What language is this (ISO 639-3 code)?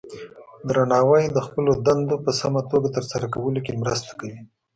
pus